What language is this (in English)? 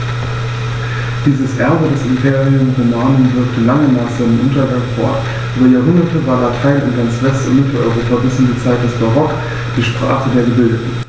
German